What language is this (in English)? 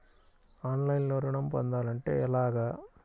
Telugu